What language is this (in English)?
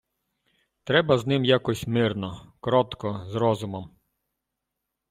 Ukrainian